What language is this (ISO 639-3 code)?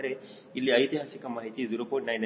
kan